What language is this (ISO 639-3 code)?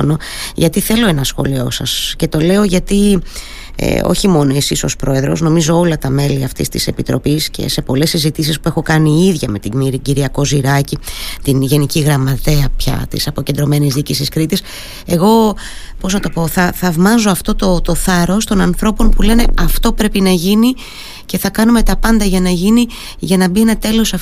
ell